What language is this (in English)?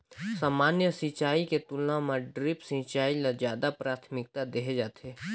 Chhattisgarhi